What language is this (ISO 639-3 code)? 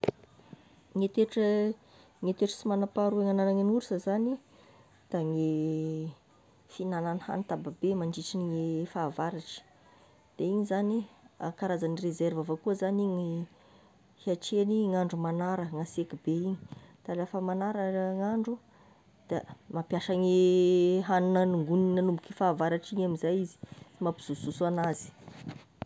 tkg